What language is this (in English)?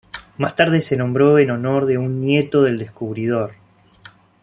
Spanish